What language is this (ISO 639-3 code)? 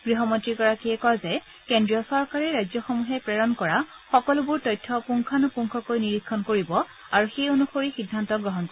asm